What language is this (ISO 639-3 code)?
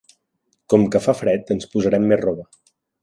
cat